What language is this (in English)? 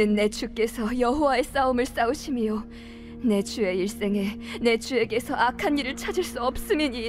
Korean